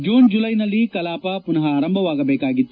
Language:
Kannada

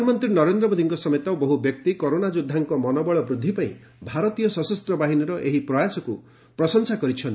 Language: Odia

